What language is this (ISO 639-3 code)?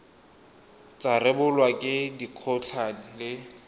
tsn